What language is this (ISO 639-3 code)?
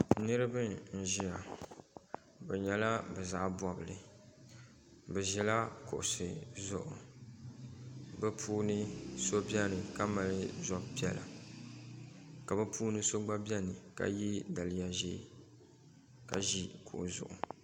dag